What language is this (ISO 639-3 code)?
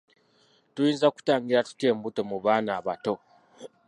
lug